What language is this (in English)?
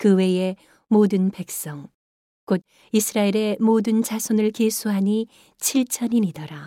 Korean